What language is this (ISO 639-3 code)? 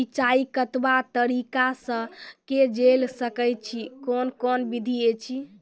mai